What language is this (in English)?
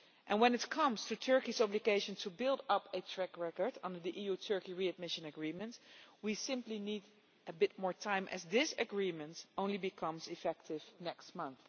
English